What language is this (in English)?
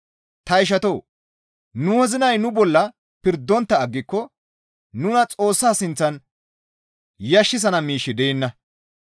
Gamo